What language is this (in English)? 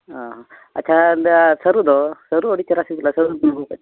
Santali